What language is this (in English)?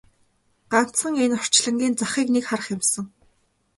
Mongolian